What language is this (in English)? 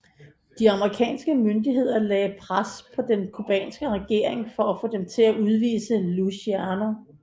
Danish